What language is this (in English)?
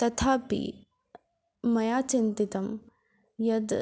Sanskrit